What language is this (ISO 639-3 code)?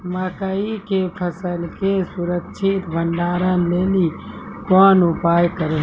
mai